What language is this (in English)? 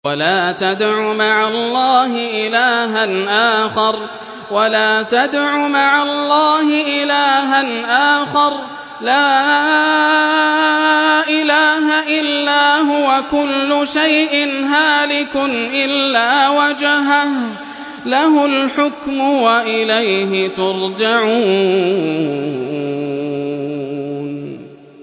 Arabic